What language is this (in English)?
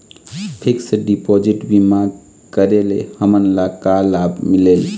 Chhattisgarhi